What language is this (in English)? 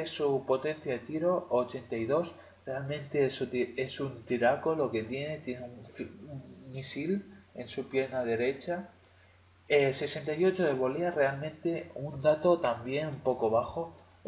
Spanish